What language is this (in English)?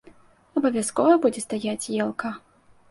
Belarusian